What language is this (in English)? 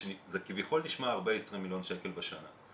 Hebrew